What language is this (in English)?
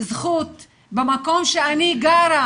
Hebrew